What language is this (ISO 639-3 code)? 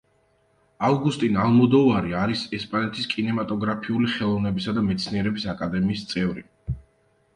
kat